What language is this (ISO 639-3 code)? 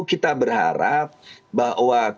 ind